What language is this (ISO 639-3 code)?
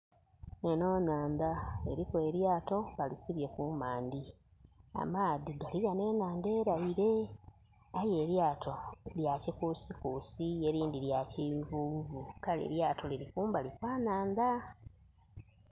xog